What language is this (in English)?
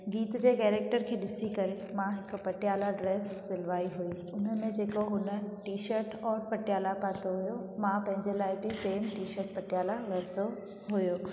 Sindhi